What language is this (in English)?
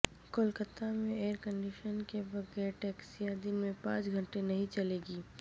Urdu